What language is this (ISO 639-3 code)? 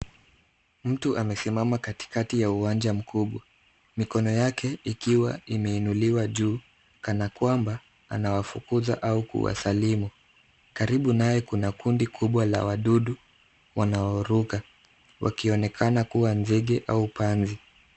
swa